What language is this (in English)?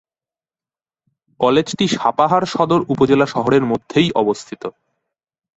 Bangla